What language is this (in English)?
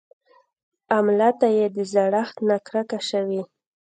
Pashto